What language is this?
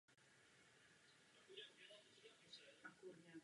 Czech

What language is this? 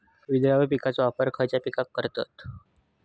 Marathi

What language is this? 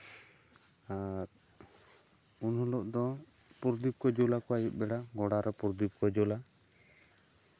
Santali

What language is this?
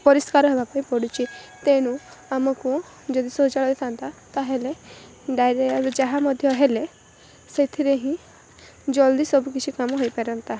Odia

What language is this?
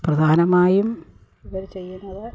Malayalam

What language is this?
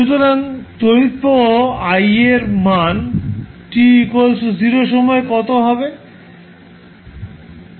Bangla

